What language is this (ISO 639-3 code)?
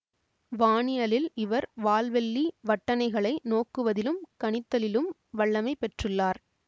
tam